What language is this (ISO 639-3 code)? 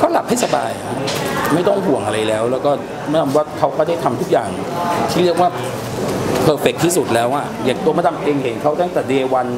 tha